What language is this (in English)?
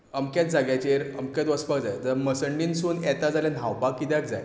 Konkani